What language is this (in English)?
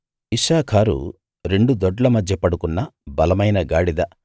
Telugu